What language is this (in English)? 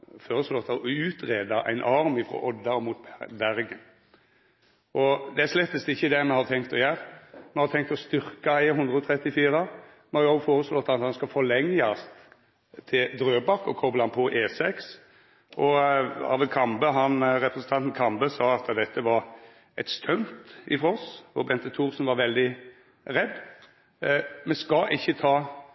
Norwegian Nynorsk